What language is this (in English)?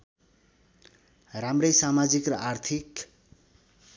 Nepali